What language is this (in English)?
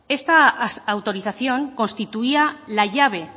Spanish